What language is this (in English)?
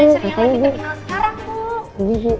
Indonesian